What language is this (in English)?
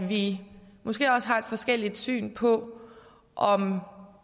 Danish